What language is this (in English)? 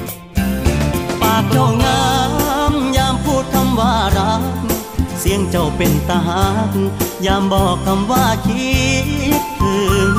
Thai